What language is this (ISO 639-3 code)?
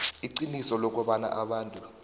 nbl